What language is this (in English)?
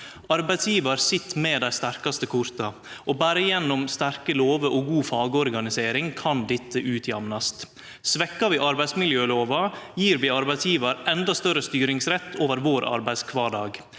Norwegian